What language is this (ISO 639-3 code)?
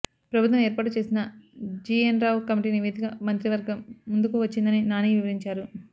tel